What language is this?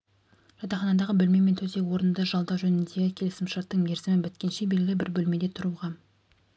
Kazakh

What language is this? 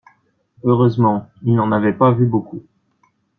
French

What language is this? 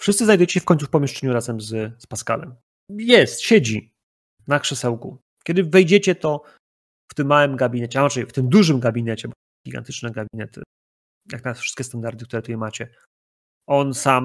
Polish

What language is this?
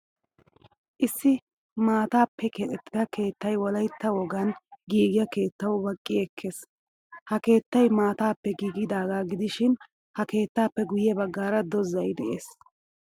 Wolaytta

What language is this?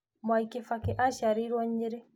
Kikuyu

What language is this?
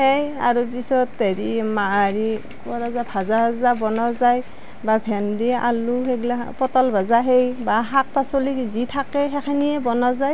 Assamese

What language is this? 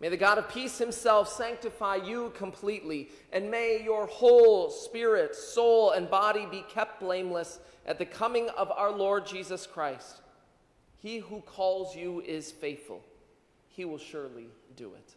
English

